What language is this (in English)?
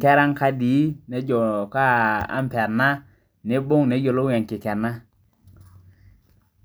Masai